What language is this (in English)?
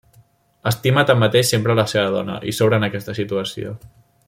Catalan